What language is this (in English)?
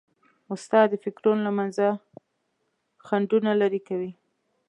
Pashto